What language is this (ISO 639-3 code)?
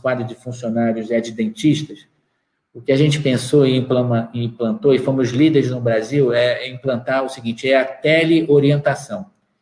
por